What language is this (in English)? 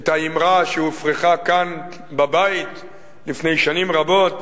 Hebrew